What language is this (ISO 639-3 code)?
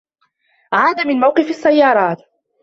ara